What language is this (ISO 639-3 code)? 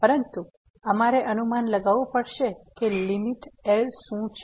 guj